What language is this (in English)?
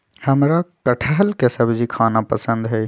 Magahi